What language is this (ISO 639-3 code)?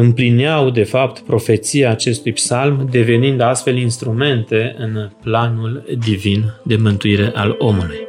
ron